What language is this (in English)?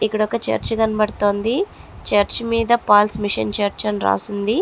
Telugu